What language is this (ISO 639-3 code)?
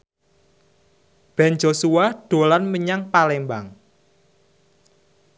jav